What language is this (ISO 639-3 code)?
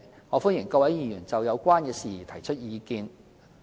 yue